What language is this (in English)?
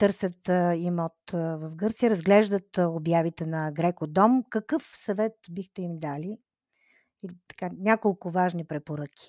Bulgarian